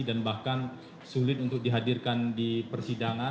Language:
Indonesian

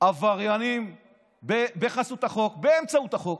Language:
Hebrew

